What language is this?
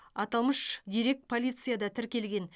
Kazakh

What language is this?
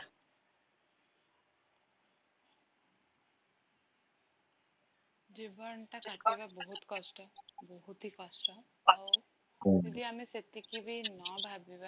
Odia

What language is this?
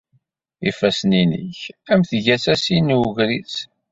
Kabyle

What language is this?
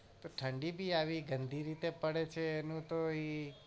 Gujarati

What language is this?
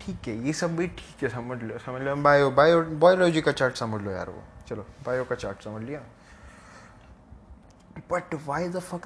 Hindi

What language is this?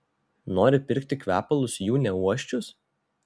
Lithuanian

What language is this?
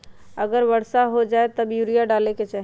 Magahi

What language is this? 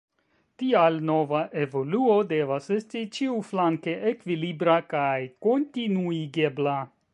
Esperanto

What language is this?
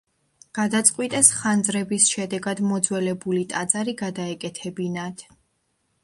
Georgian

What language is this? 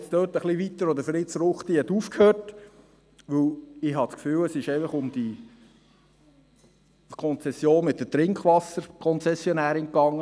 Swiss German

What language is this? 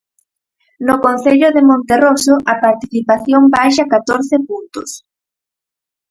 Galician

